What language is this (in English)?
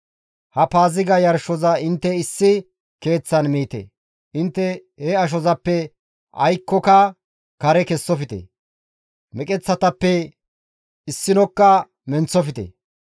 Gamo